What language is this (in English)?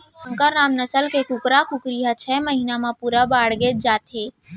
Chhattisgarhi